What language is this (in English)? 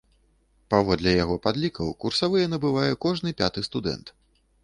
Belarusian